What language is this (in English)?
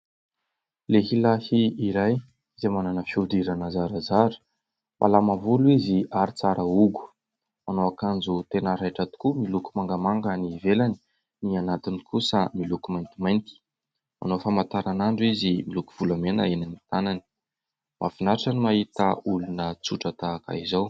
Malagasy